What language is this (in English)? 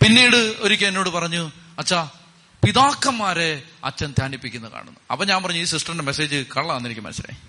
Malayalam